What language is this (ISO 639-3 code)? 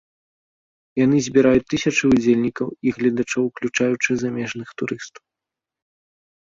bel